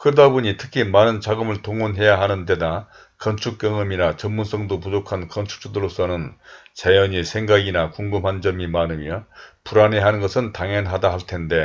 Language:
Korean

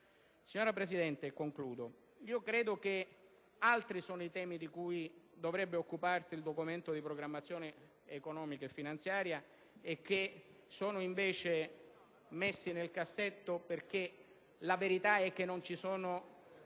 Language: Italian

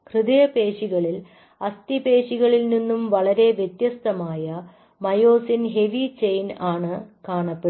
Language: Malayalam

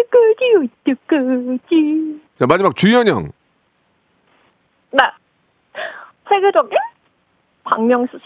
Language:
Korean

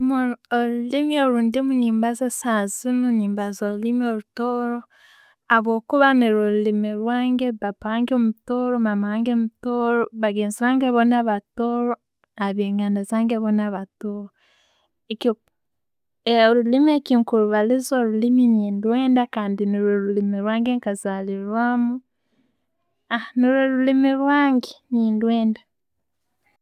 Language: Tooro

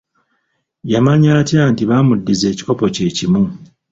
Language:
Ganda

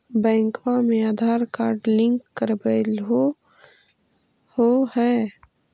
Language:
Magahi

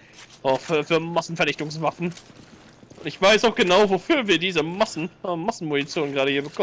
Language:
German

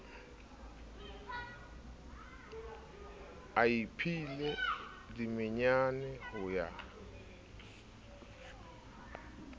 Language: Southern Sotho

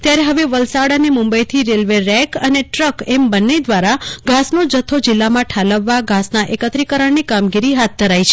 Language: Gujarati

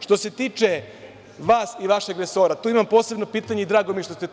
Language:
Serbian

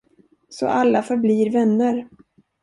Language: Swedish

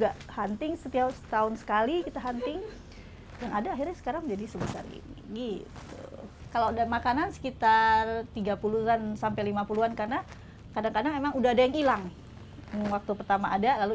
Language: Indonesian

